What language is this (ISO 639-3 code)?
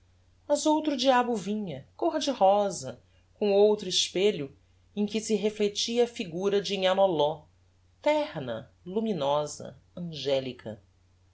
por